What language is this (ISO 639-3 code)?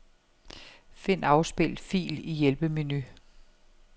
dan